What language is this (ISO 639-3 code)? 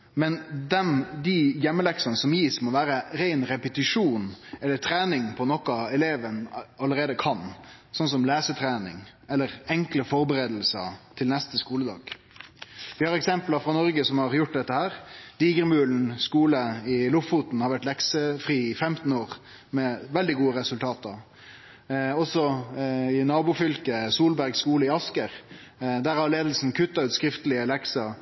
nno